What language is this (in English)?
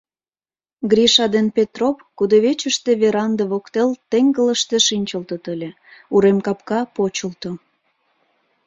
Mari